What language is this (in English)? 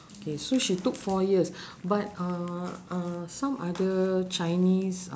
English